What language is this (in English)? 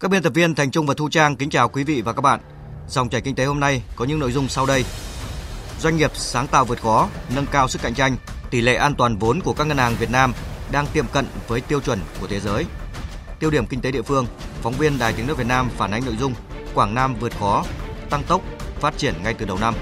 Vietnamese